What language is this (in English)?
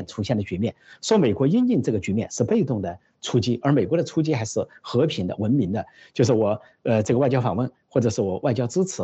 Chinese